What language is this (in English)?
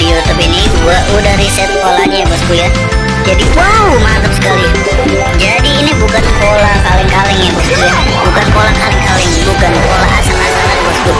Indonesian